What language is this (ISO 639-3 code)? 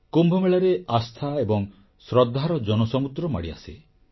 ori